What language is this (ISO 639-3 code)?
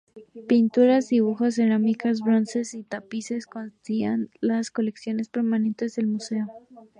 spa